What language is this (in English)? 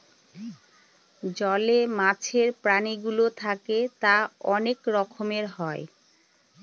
Bangla